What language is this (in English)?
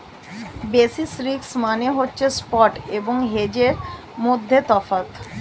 Bangla